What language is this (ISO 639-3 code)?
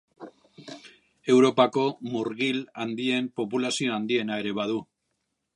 eus